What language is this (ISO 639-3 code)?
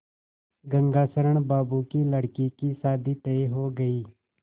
hin